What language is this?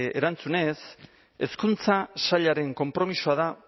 Basque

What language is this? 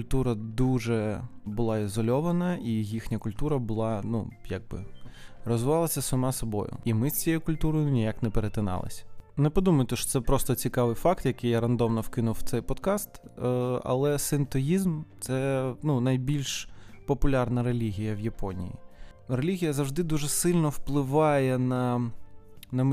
Ukrainian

